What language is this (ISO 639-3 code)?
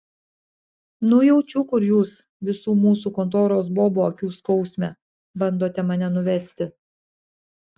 lit